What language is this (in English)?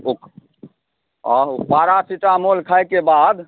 Maithili